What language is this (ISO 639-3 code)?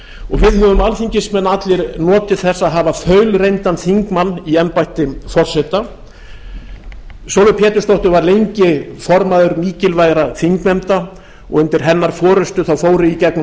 isl